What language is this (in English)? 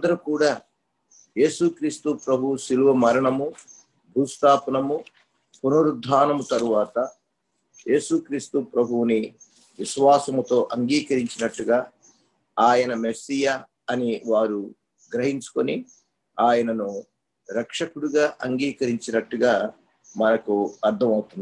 Telugu